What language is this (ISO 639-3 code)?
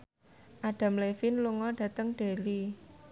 jav